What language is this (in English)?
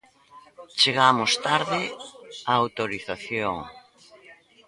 Galician